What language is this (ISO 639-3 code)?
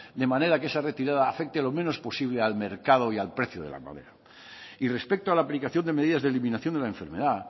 spa